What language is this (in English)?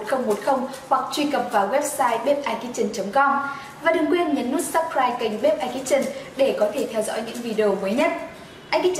Vietnamese